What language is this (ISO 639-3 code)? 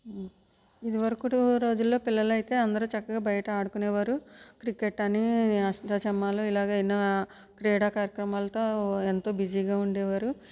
tel